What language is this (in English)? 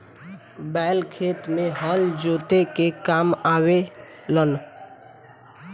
Bhojpuri